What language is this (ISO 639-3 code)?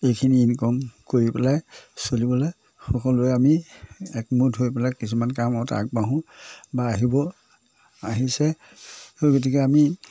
asm